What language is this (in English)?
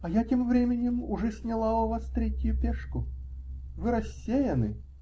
Russian